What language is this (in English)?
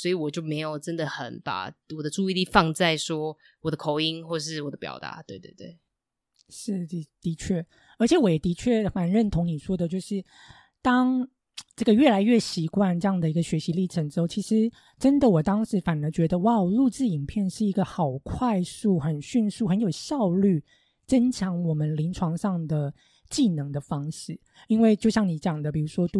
Chinese